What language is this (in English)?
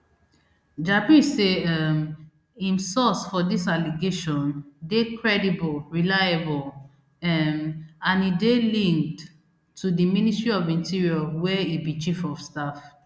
Nigerian Pidgin